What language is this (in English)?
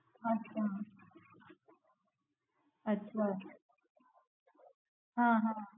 Gujarati